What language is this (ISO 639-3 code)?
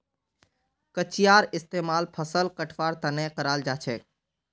mag